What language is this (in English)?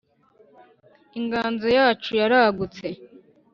Kinyarwanda